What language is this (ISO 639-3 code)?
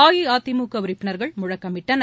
tam